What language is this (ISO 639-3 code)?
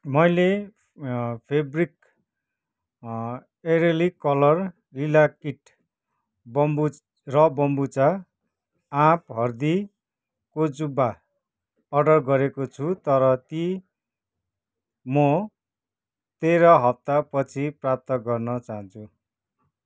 nep